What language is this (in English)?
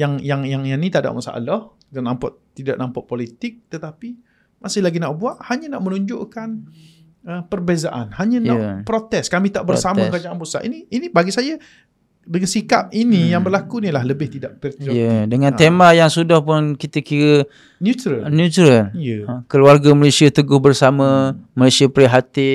Malay